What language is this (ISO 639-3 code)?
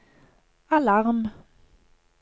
nor